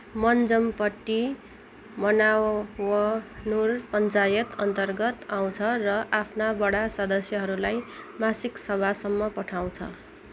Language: Nepali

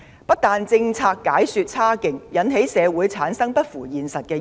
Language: Cantonese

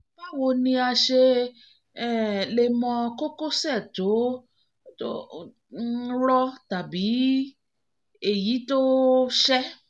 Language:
Yoruba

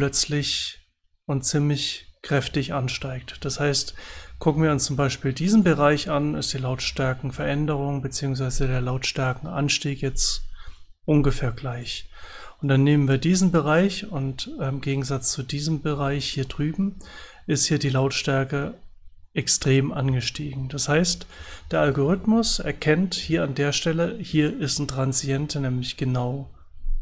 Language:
German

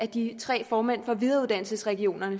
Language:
Danish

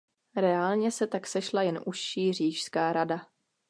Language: Czech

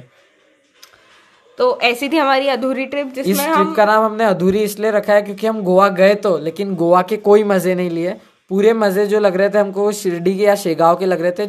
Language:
Hindi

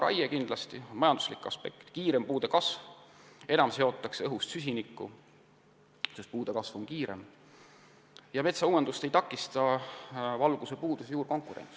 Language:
Estonian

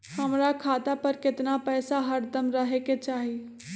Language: Magahi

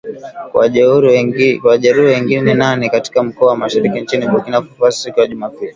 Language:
Swahili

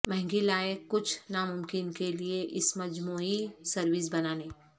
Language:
Urdu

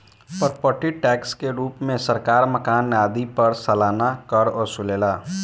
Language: Bhojpuri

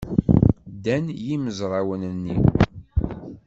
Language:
Kabyle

